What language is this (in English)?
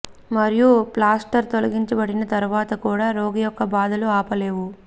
Telugu